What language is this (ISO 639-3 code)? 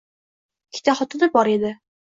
uzb